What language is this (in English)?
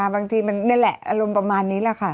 Thai